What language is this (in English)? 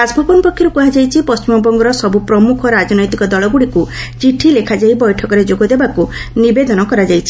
Odia